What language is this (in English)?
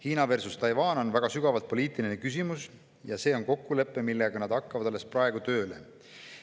Estonian